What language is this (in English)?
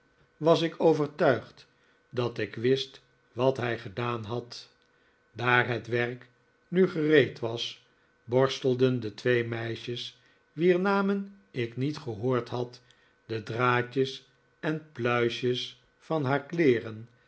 Dutch